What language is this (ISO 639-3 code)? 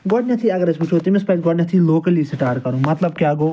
kas